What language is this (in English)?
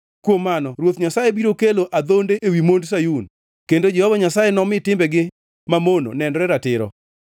Luo (Kenya and Tanzania)